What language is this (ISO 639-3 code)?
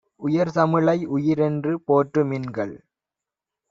tam